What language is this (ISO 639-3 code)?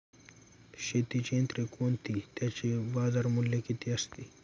mar